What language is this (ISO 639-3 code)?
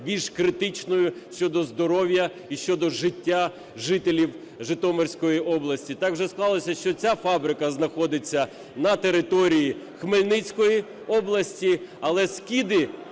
ukr